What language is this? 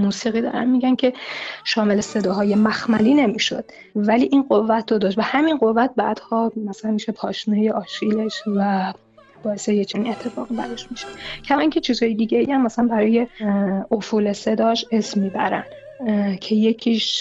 Persian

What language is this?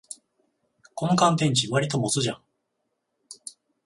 Japanese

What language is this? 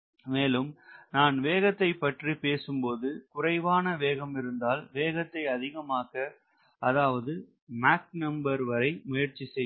Tamil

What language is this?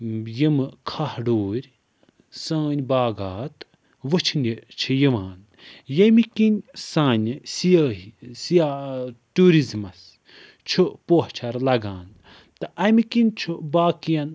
Kashmiri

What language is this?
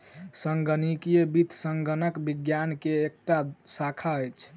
Maithili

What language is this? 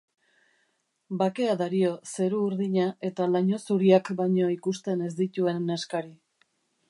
Basque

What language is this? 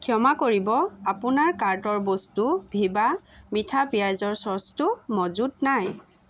Assamese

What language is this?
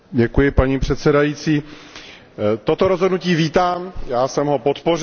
Czech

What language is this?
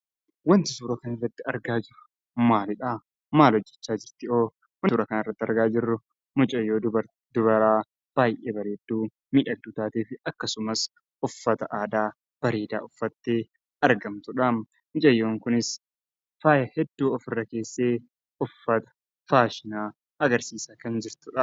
Oromo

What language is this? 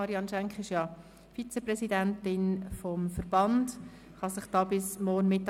Swiss German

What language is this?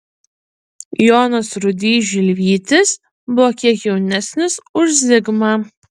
Lithuanian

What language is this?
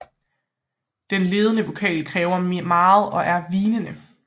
Danish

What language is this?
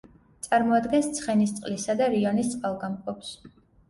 Georgian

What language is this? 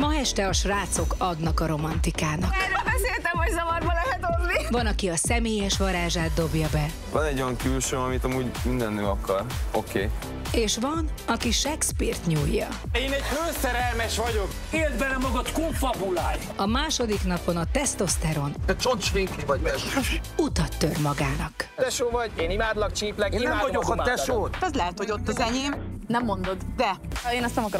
Hungarian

